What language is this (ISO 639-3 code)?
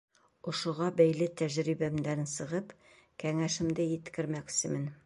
bak